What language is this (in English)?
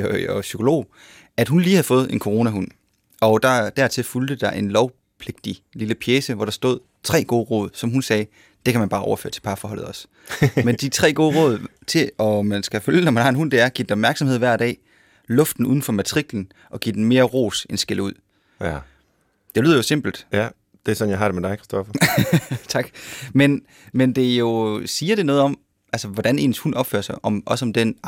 Danish